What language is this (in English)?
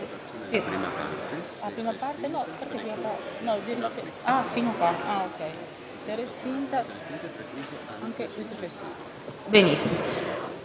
Italian